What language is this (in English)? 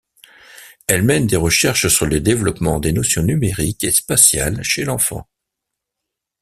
French